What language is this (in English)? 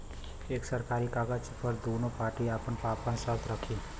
Bhojpuri